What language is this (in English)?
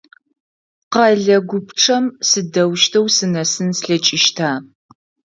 Adyghe